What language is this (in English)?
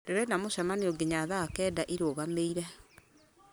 Kikuyu